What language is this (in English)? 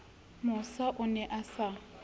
Southern Sotho